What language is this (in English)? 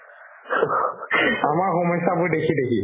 Assamese